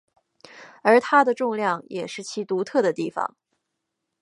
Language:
Chinese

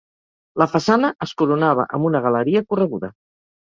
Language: Catalan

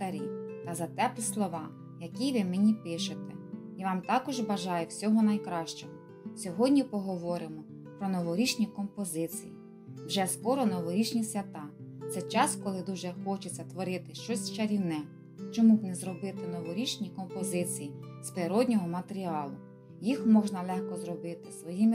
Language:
Ukrainian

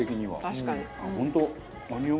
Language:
Japanese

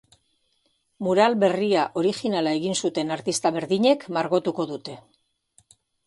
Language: Basque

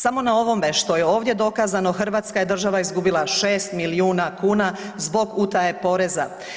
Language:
Croatian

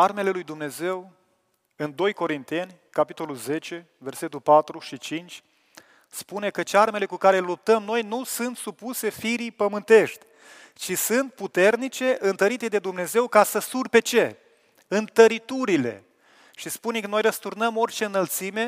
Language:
Romanian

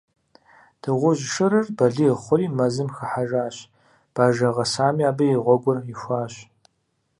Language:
Kabardian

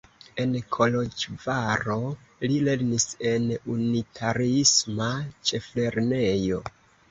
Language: Esperanto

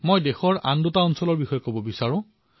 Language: Assamese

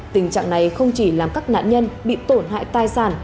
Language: Vietnamese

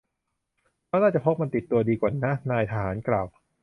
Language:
Thai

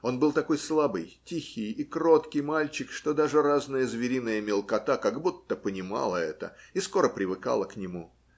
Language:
Russian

